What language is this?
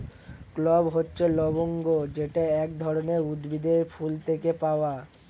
Bangla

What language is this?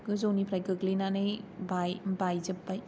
Bodo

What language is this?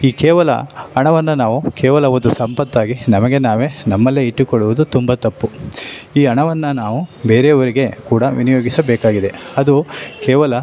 Kannada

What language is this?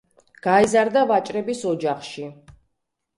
Georgian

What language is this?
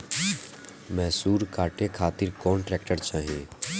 Bhojpuri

